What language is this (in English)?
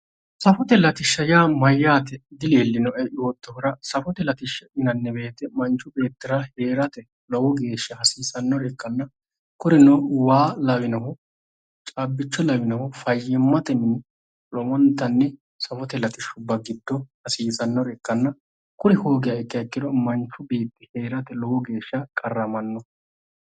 Sidamo